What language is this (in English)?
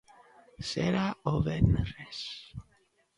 Galician